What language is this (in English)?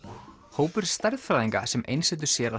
Icelandic